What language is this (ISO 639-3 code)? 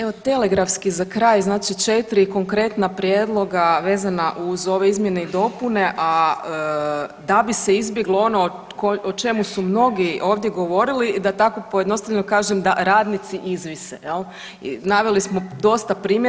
hrv